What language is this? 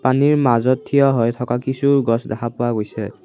Assamese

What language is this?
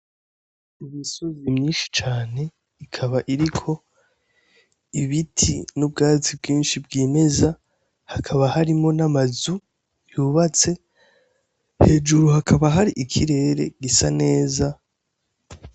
Rundi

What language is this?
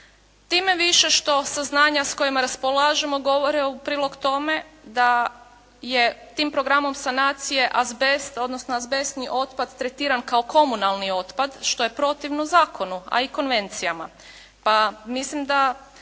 Croatian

